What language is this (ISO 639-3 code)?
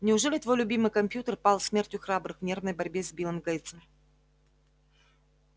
rus